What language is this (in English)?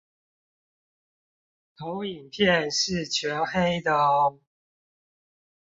Chinese